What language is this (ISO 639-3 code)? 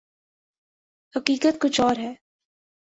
urd